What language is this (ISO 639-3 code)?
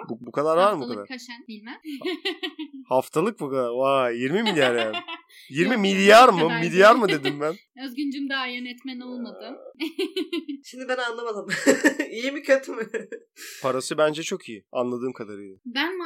tur